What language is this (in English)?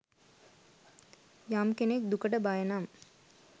Sinhala